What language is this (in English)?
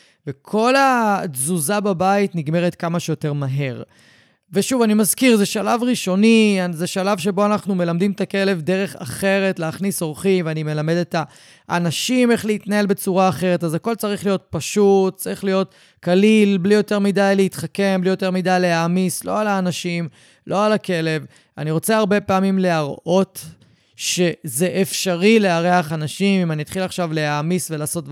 Hebrew